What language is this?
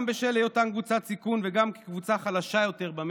Hebrew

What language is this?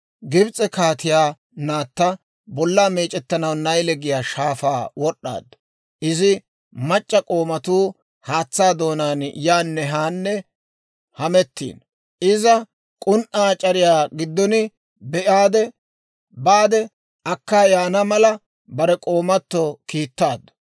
Dawro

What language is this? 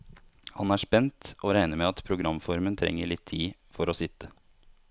Norwegian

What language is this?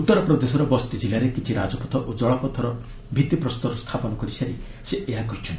Odia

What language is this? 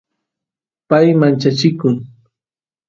Santiago del Estero Quichua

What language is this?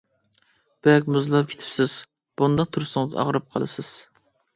Uyghur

